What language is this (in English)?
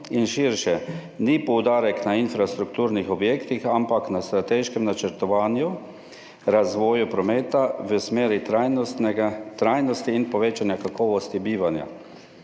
Slovenian